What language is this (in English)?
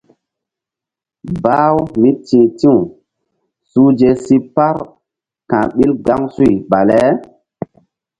Mbum